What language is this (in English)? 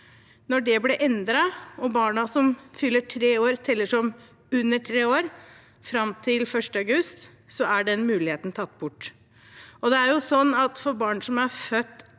Norwegian